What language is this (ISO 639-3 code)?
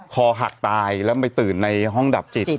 tha